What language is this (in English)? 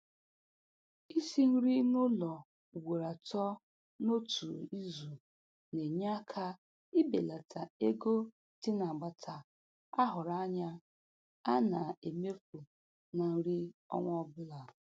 Igbo